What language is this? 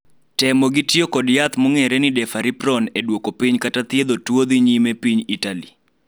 Luo (Kenya and Tanzania)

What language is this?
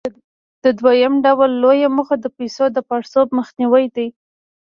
Pashto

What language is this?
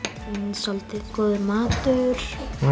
Icelandic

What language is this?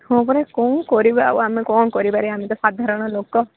Odia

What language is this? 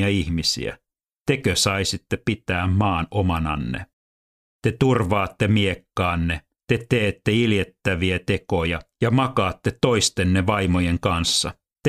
Finnish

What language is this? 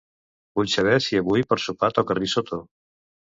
Catalan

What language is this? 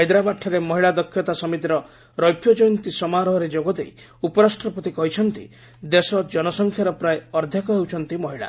Odia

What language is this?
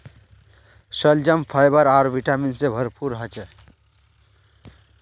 Magahi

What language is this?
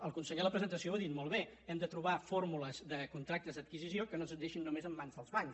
Catalan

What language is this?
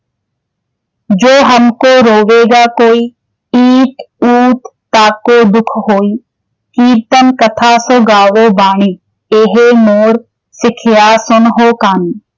Punjabi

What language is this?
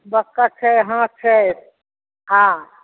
Maithili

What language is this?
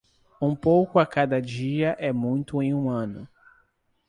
Portuguese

